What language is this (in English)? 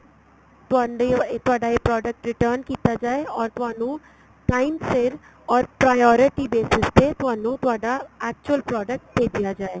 Punjabi